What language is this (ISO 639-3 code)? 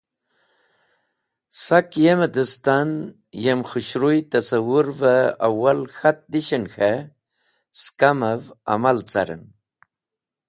wbl